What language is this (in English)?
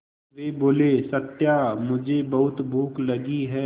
Hindi